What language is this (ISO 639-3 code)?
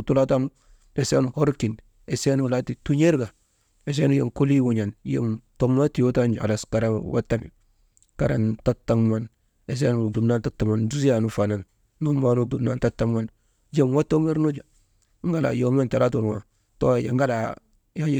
mde